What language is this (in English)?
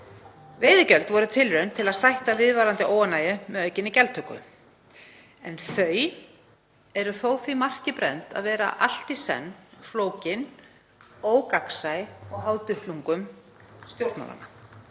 Icelandic